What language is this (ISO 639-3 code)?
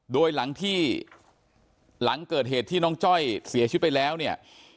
tha